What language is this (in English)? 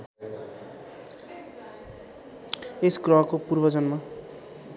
Nepali